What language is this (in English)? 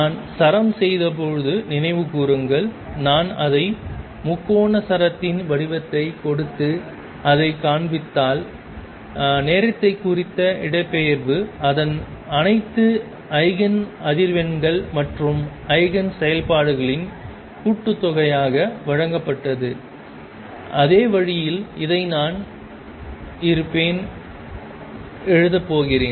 Tamil